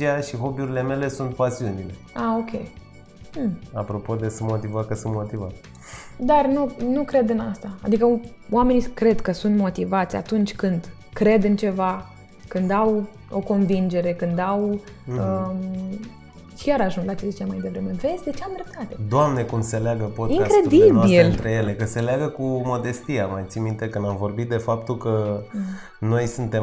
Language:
Romanian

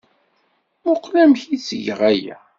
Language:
Kabyle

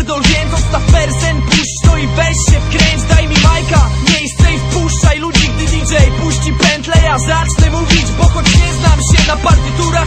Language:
Polish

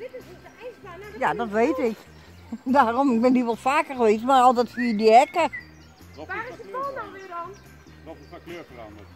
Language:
Dutch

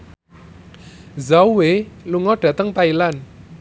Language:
Javanese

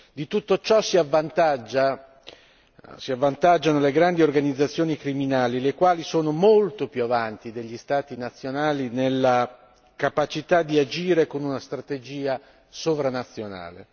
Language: Italian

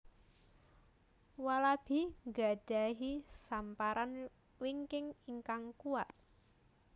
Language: Javanese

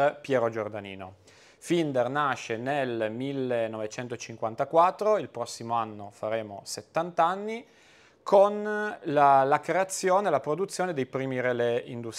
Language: Italian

